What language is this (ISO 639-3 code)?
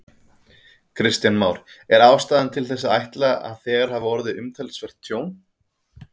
isl